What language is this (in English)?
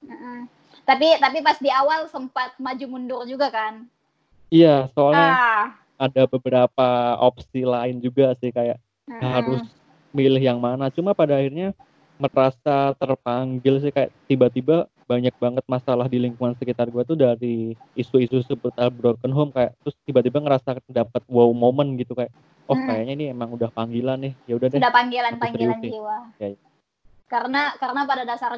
Indonesian